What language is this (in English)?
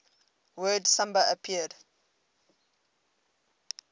English